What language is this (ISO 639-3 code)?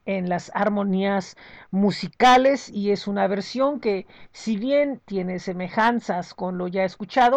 spa